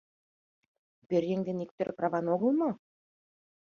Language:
Mari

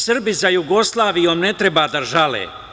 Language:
Serbian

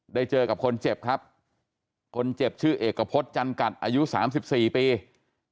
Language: Thai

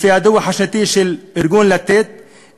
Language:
Hebrew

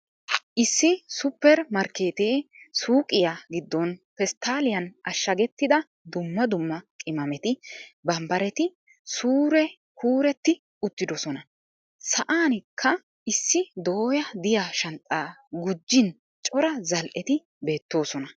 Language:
Wolaytta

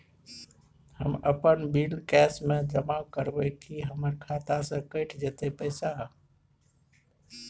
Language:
Maithili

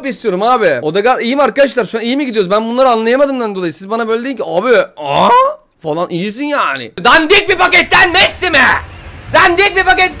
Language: Turkish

